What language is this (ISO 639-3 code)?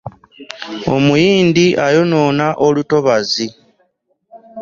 lug